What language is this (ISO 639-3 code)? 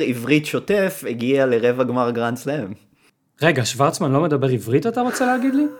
heb